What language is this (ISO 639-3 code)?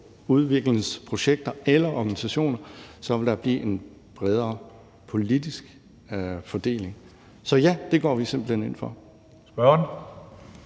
dan